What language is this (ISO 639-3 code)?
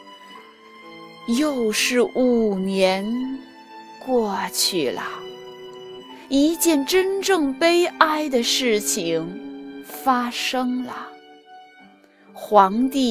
zho